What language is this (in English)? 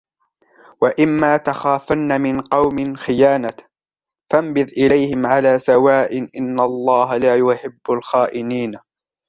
Arabic